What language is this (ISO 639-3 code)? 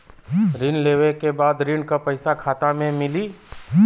bho